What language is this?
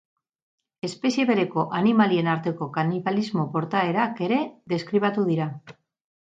Basque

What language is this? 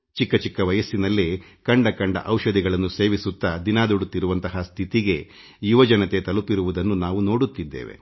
Kannada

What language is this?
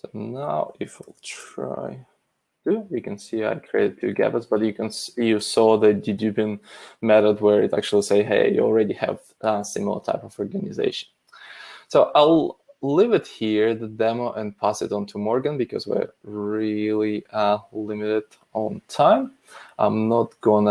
English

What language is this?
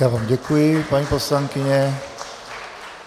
Czech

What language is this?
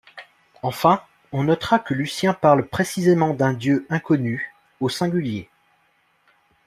French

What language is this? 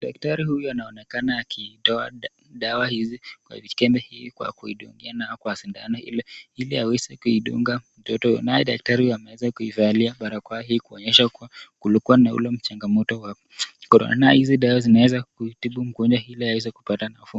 Swahili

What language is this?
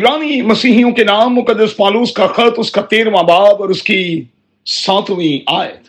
Urdu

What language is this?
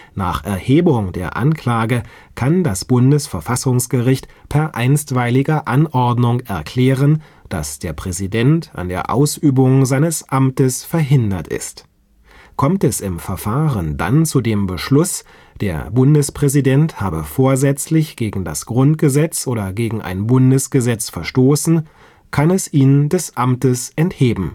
German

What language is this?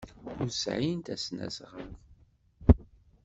Kabyle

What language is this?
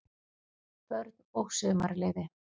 Icelandic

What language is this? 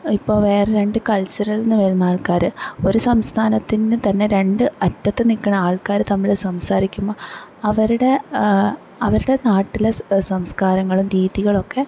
Malayalam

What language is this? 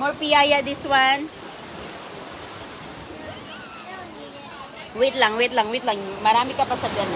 Filipino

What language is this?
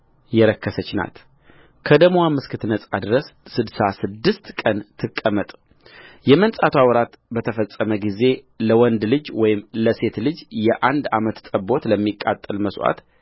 Amharic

